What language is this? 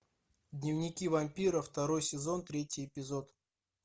Russian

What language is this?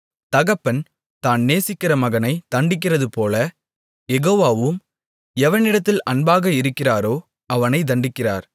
Tamil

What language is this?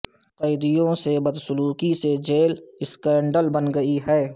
Urdu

